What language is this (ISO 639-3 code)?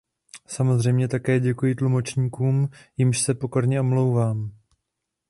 ces